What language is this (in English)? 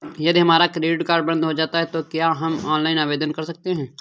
Hindi